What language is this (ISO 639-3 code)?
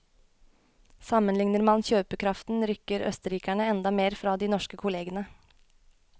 nor